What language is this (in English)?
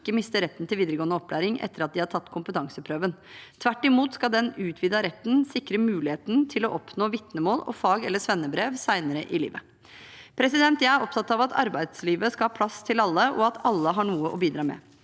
Norwegian